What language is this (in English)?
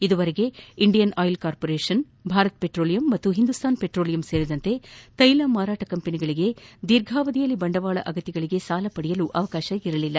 Kannada